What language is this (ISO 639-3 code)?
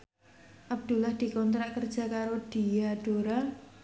jav